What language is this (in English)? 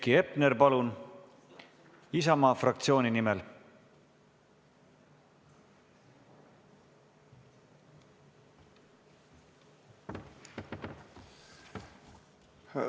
Estonian